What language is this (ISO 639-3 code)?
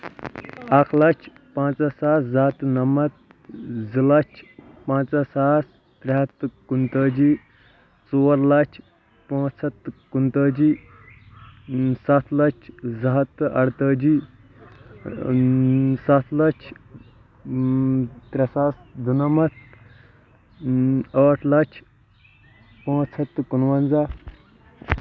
kas